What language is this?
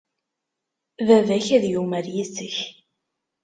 Kabyle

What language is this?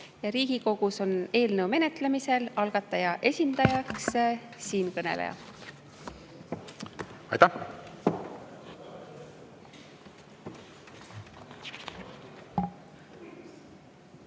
Estonian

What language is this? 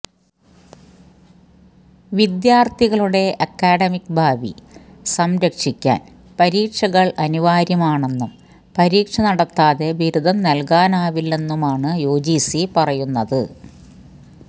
Malayalam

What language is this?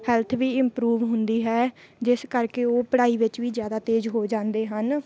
Punjabi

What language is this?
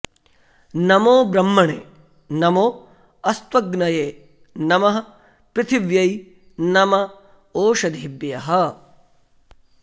Sanskrit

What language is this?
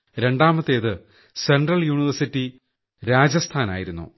Malayalam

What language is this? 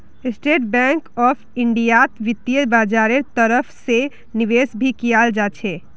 Magahi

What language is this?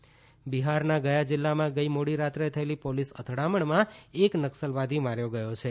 Gujarati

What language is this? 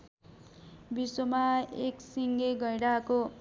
Nepali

